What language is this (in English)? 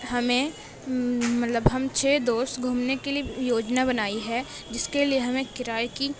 Urdu